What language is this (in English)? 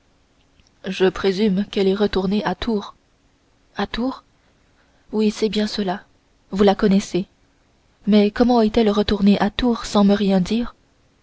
French